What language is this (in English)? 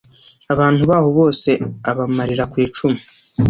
Kinyarwanda